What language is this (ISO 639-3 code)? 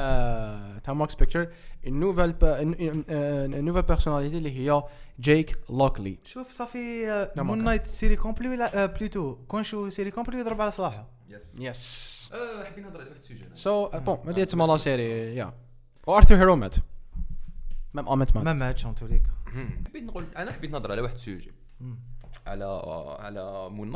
ara